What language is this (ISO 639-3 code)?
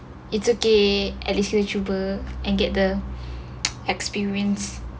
eng